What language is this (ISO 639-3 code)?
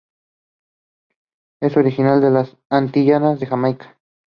eng